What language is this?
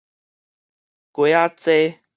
Min Nan Chinese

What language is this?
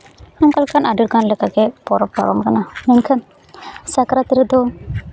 Santali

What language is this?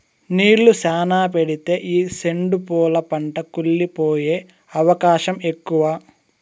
Telugu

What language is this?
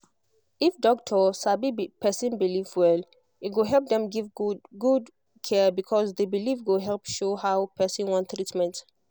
Nigerian Pidgin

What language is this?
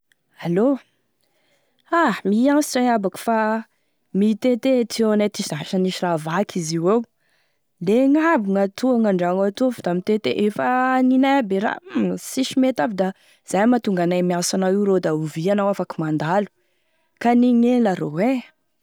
Tesaka Malagasy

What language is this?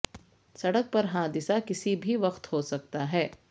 Urdu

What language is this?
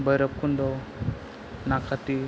Bodo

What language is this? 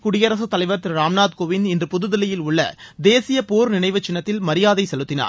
Tamil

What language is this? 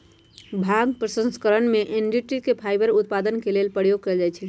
Magahi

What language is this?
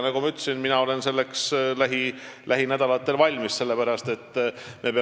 Estonian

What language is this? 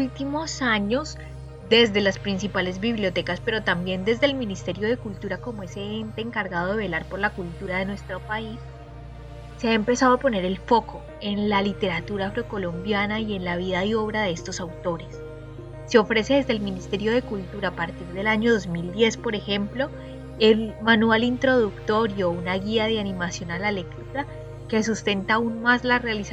Spanish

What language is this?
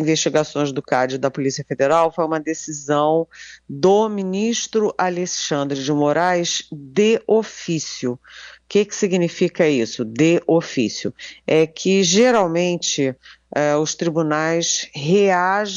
Portuguese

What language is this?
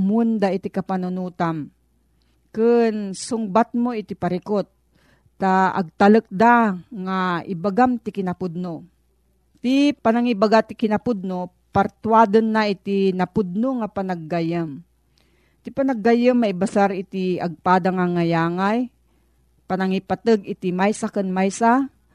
Filipino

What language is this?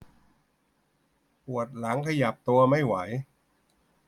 Thai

